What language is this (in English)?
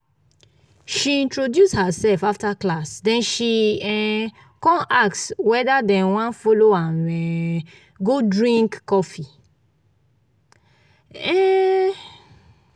Nigerian Pidgin